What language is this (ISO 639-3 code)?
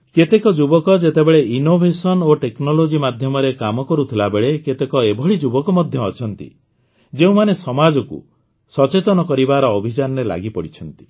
ori